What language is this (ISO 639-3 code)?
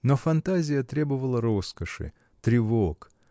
rus